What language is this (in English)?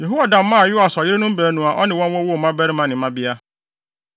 Akan